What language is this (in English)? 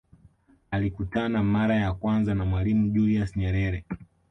Swahili